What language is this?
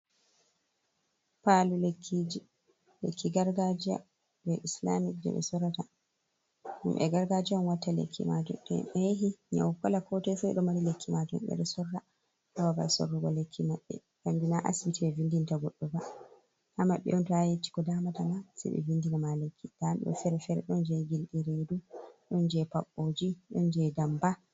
Fula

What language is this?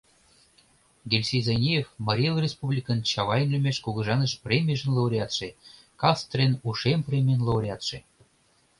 Mari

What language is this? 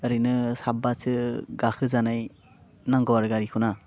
Bodo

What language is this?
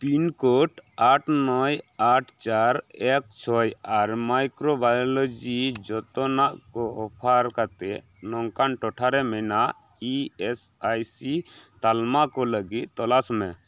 Santali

